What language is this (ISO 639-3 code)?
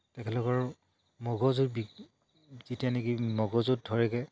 asm